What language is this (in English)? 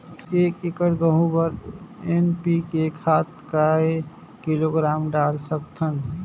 Chhattisgarhi